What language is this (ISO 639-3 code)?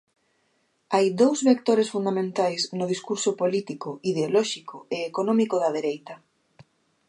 glg